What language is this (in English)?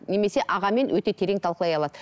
Kazakh